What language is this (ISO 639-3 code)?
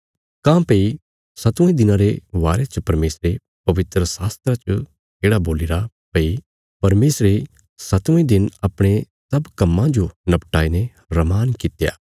kfs